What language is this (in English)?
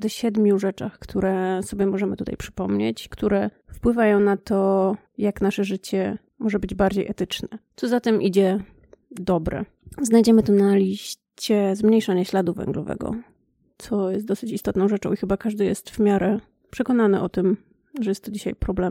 Polish